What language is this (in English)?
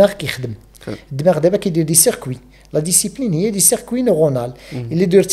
Arabic